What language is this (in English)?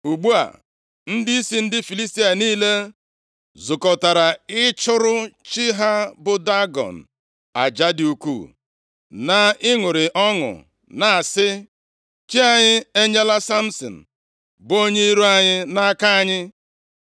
Igbo